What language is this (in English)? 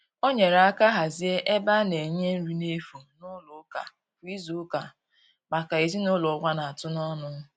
Igbo